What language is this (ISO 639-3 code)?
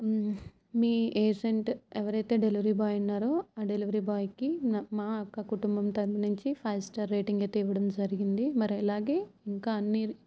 tel